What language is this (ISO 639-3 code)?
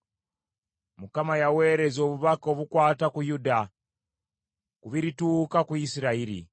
lug